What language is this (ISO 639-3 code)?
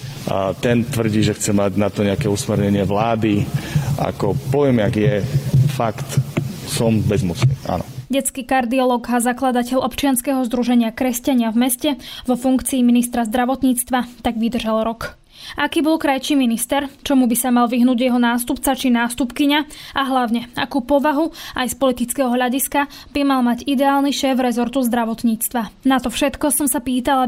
slk